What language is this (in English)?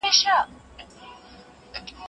Pashto